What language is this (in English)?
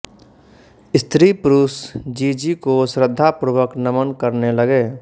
Hindi